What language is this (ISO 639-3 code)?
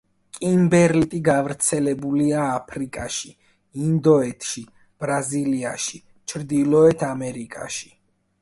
kat